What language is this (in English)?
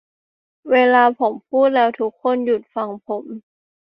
Thai